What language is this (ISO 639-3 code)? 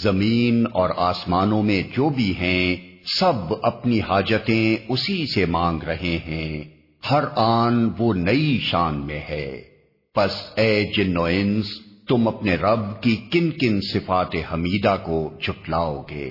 urd